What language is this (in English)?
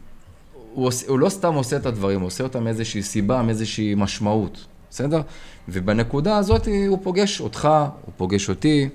Hebrew